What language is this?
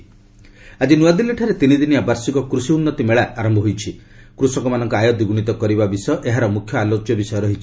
Odia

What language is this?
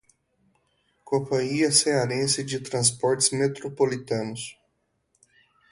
Portuguese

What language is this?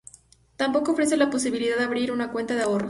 Spanish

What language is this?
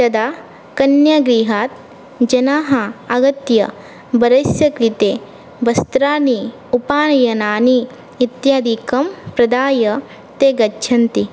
Sanskrit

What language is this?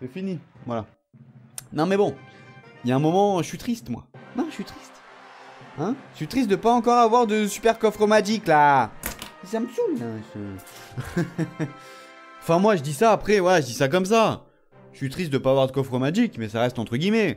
French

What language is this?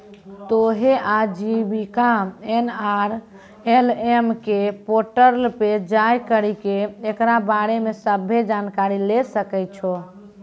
Maithili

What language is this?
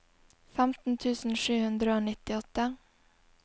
Norwegian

